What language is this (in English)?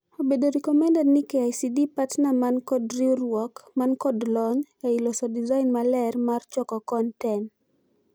Luo (Kenya and Tanzania)